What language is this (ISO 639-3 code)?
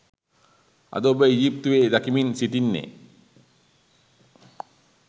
sin